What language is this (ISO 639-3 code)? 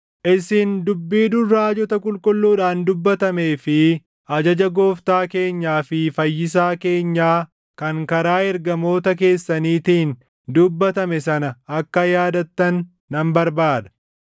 orm